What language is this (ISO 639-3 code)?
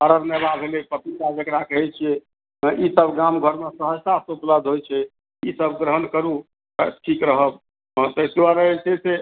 mai